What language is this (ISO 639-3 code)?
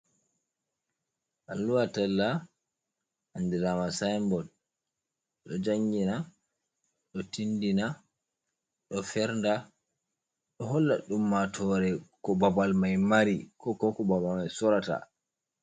ful